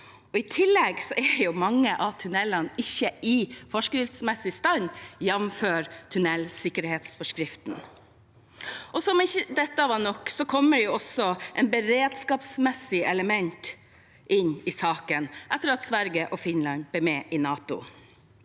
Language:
Norwegian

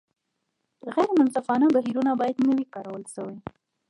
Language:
Pashto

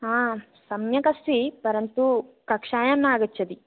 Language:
Sanskrit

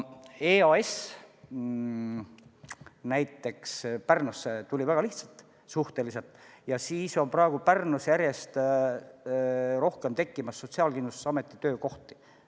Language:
Estonian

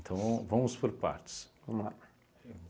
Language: Portuguese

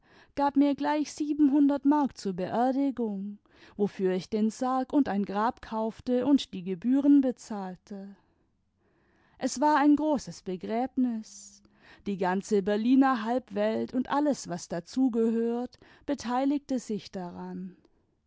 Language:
German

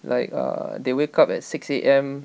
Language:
English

